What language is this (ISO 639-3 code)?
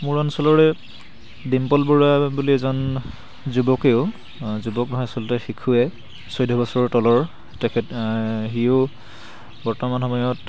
asm